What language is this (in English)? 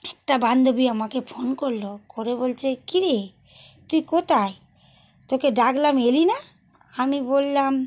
Bangla